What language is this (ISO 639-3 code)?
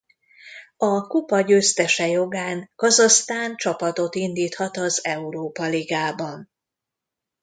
hun